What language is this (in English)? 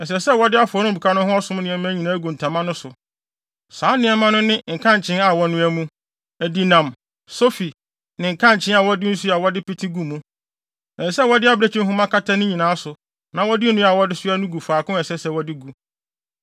Akan